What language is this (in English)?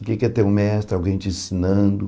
Portuguese